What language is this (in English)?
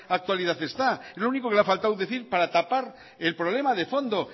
Spanish